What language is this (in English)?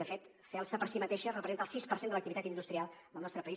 Catalan